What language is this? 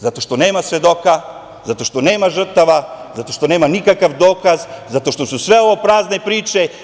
Serbian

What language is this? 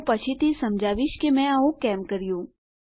Gujarati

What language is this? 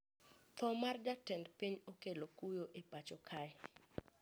Luo (Kenya and Tanzania)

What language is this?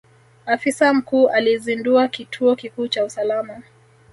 Swahili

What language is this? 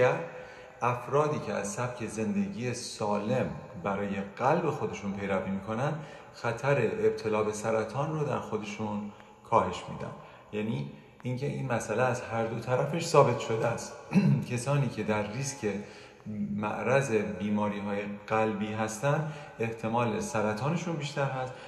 Persian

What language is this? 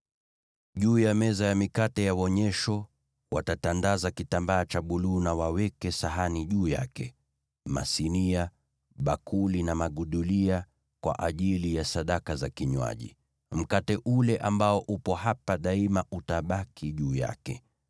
Swahili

